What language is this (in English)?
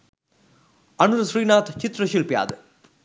Sinhala